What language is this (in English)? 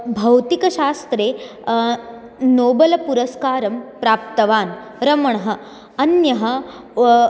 Sanskrit